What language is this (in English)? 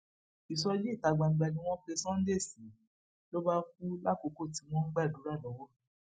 Yoruba